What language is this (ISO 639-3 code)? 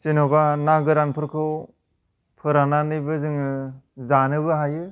brx